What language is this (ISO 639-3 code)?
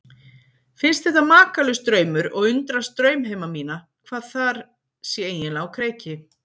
isl